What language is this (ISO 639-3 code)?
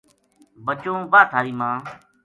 gju